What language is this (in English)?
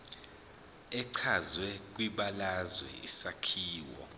Zulu